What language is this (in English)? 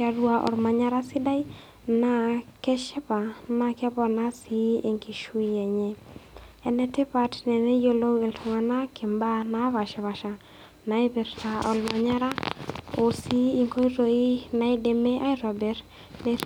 Masai